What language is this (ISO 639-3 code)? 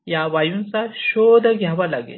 mar